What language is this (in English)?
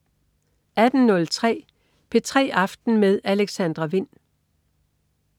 Danish